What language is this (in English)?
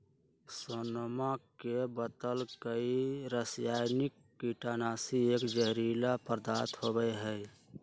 Magahi